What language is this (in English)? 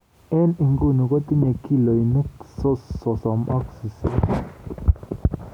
Kalenjin